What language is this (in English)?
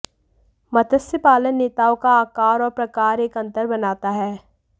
Hindi